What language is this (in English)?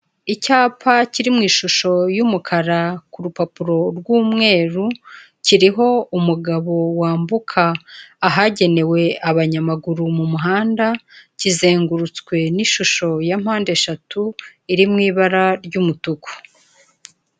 Kinyarwanda